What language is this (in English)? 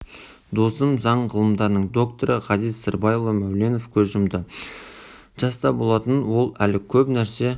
Kazakh